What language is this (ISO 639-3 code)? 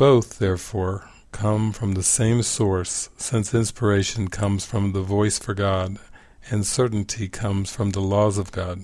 eng